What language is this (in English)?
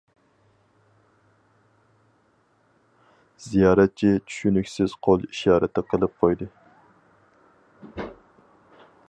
Uyghur